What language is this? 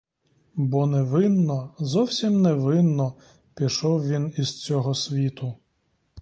Ukrainian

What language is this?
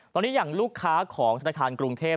Thai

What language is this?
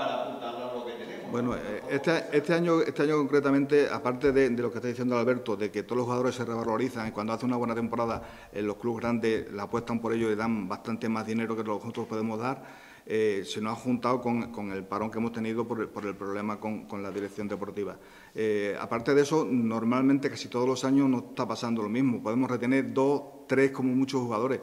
Spanish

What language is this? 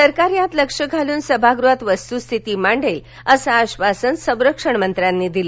Marathi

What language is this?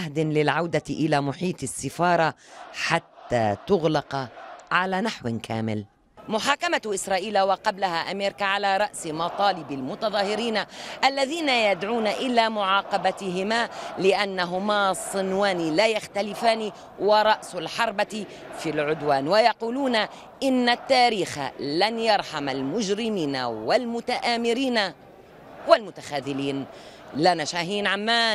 Arabic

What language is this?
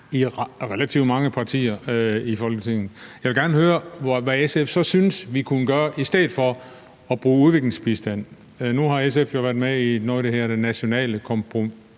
Danish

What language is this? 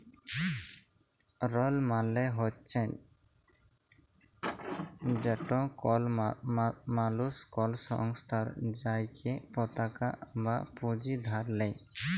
Bangla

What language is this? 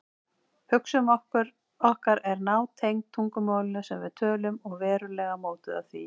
Icelandic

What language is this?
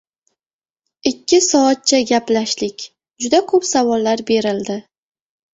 Uzbek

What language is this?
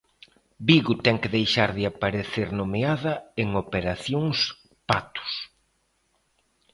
Galician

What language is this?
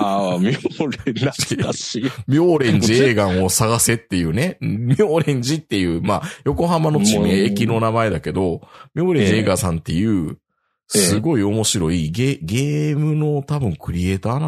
Japanese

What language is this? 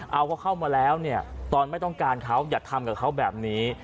Thai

